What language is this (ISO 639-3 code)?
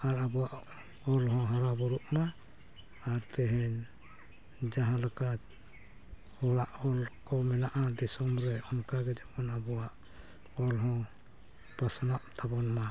sat